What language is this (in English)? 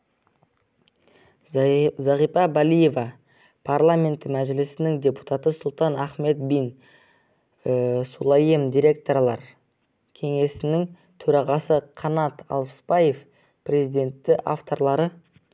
Kazakh